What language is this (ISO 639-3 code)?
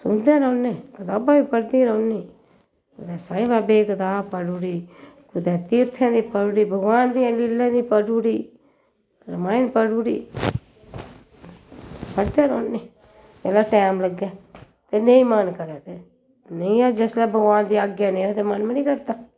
doi